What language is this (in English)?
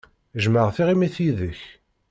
Kabyle